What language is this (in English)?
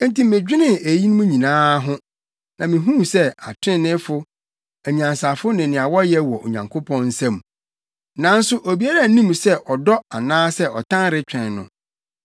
Akan